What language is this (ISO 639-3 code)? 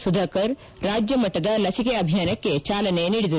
kan